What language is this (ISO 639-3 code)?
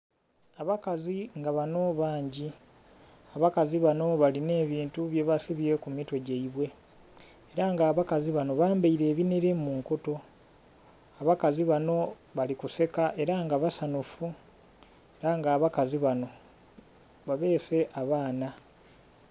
xog